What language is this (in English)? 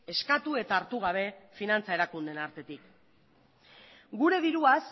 Basque